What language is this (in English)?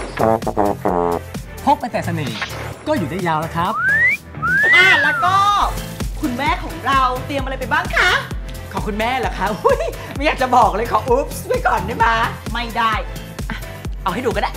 Thai